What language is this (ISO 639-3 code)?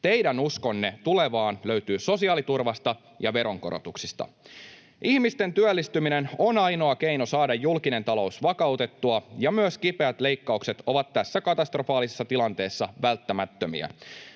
fin